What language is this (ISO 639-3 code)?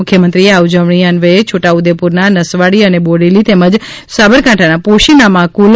guj